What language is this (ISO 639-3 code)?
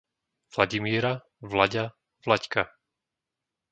slk